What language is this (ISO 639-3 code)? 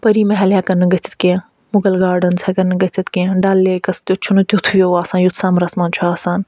kas